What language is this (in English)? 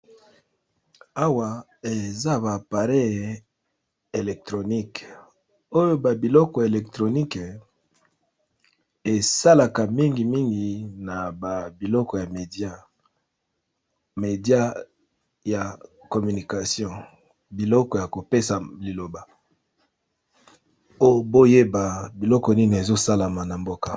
Lingala